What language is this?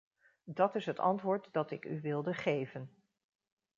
Dutch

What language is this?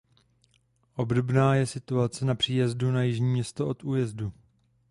Czech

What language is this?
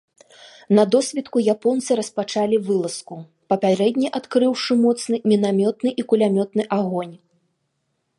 Belarusian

